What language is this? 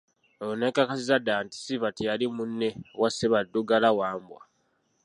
Ganda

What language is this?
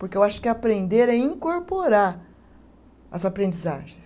Portuguese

